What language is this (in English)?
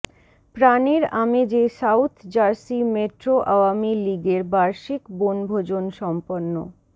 Bangla